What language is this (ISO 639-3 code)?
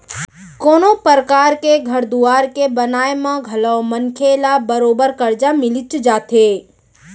hne